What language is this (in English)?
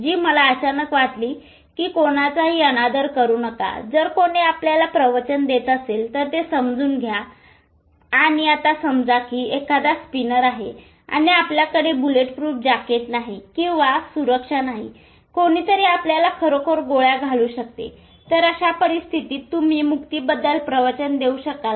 Marathi